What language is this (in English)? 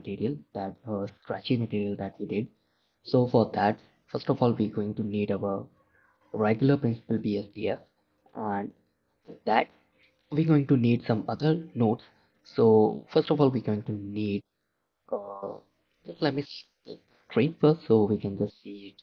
English